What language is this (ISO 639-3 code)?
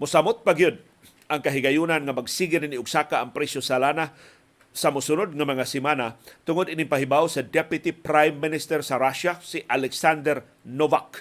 fil